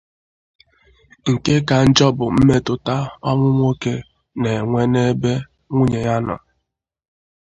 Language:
Igbo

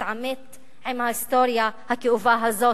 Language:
Hebrew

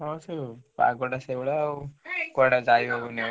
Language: Odia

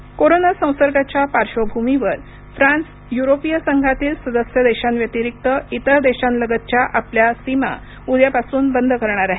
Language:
Marathi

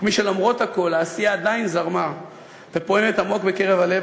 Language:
Hebrew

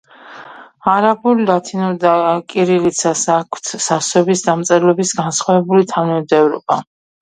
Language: Georgian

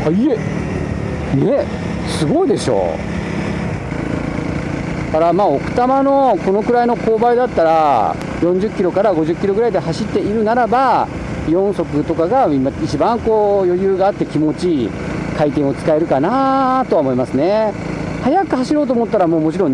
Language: Japanese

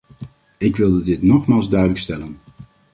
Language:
Dutch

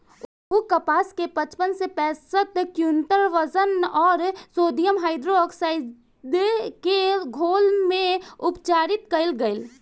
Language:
Bhojpuri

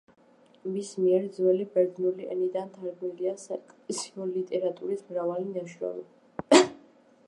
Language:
Georgian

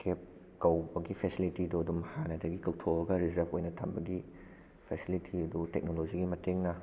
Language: Manipuri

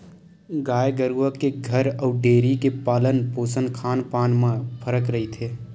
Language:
Chhattisgarhi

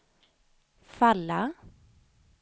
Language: Swedish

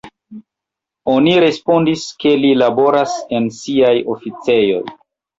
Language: Esperanto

